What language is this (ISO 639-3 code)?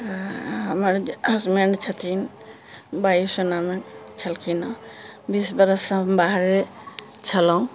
mai